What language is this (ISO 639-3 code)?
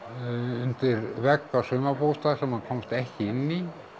isl